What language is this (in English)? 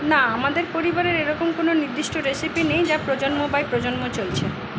Bangla